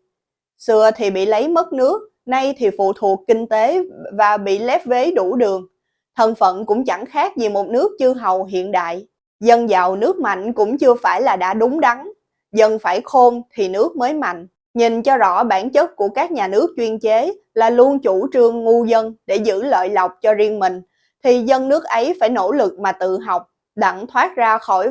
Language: Vietnamese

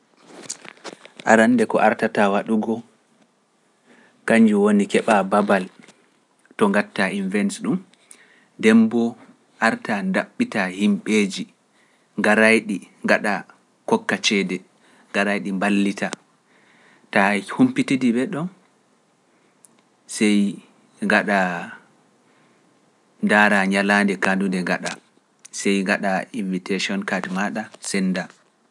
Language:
Pular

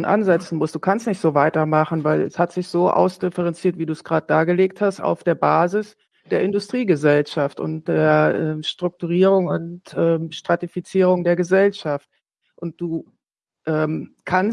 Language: German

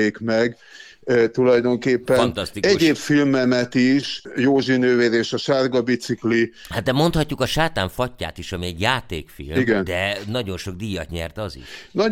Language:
Hungarian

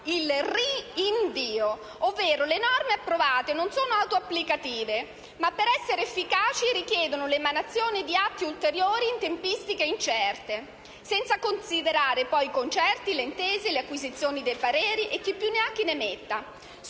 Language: Italian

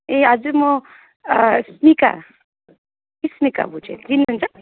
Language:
Nepali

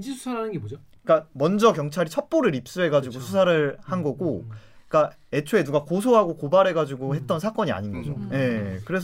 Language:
Korean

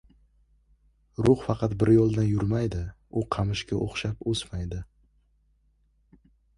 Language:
Uzbek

